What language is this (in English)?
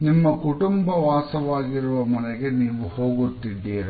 Kannada